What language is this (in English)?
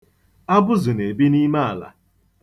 Igbo